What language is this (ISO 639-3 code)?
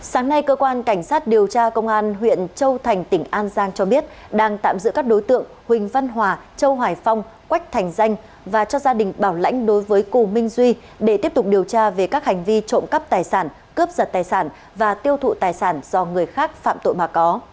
vie